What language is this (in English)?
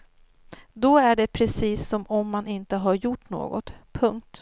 Swedish